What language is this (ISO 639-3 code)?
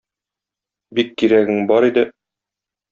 tat